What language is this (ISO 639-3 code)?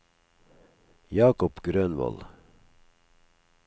nor